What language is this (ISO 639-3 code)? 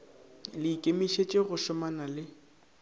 nso